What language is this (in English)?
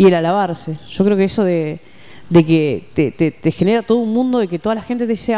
Spanish